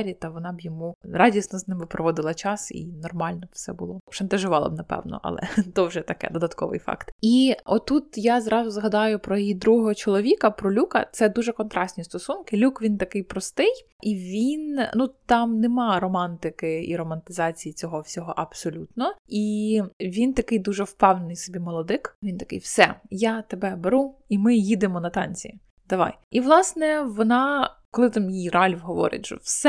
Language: Ukrainian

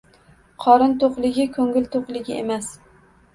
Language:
Uzbek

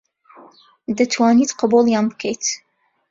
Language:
Central Kurdish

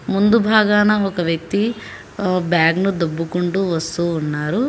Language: Telugu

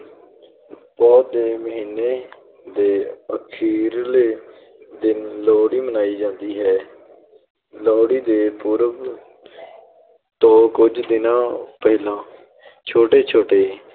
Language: Punjabi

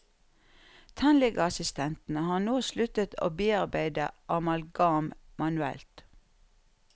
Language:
Norwegian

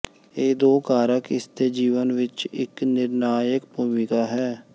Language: Punjabi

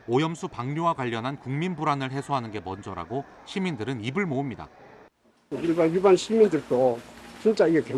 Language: Korean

